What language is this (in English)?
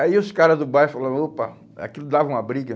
Portuguese